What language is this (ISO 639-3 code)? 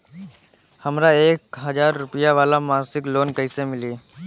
bho